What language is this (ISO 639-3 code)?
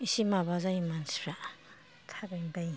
brx